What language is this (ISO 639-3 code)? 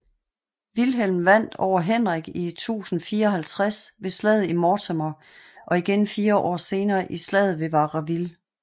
dan